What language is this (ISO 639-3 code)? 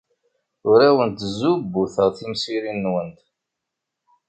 kab